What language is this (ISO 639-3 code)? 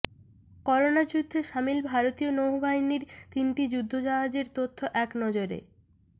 ben